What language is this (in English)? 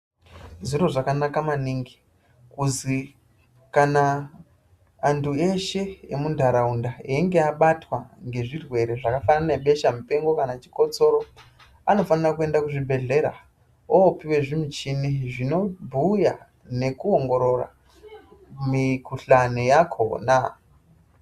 Ndau